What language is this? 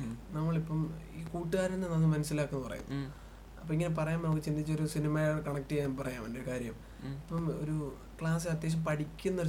Malayalam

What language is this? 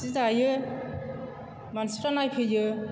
Bodo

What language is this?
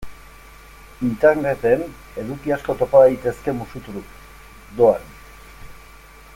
Basque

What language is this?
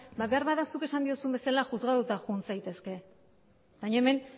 Basque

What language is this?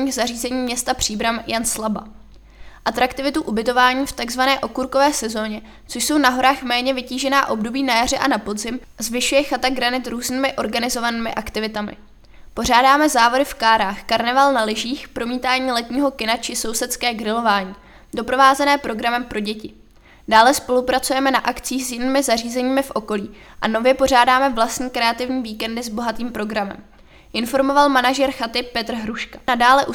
Czech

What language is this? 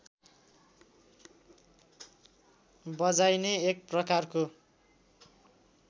Nepali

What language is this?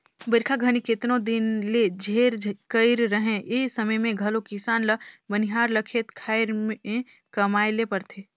Chhattisgarhi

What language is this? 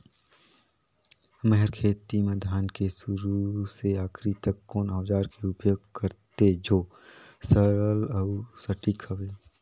Chhattisgarhi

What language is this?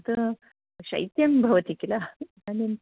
Sanskrit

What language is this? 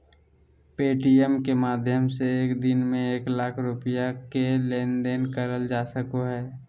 Magahi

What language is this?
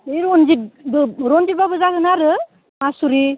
Bodo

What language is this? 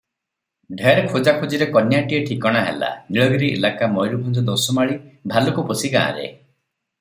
Odia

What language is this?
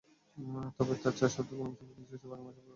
Bangla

